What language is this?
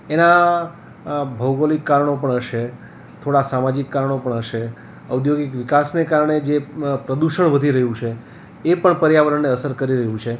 Gujarati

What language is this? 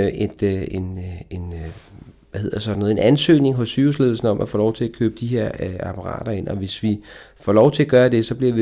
Danish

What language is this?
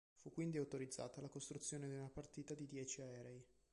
Italian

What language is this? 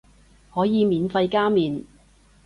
Cantonese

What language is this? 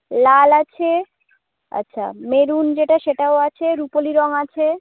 Bangla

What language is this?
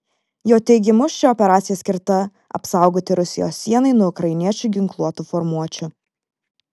Lithuanian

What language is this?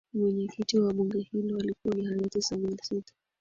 Swahili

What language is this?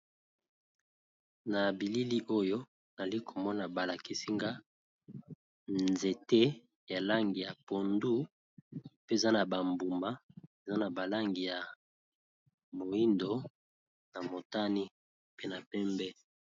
Lingala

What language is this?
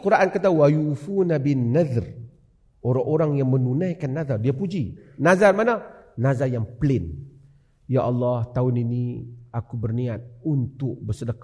Malay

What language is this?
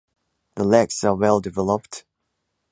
English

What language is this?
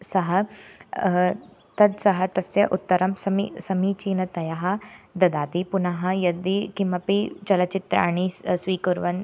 Sanskrit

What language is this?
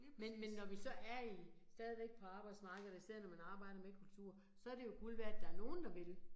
Danish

